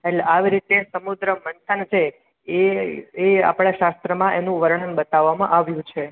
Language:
Gujarati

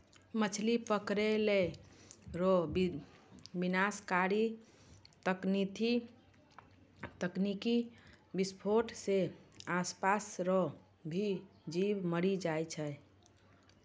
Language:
Maithili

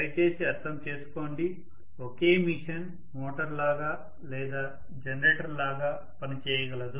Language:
Telugu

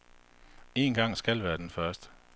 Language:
Danish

